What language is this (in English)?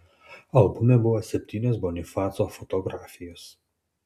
Lithuanian